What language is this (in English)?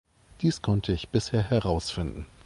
German